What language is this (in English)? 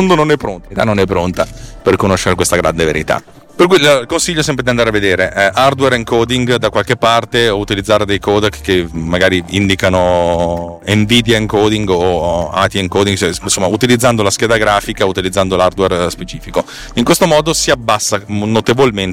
Italian